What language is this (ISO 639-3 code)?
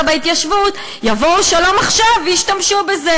heb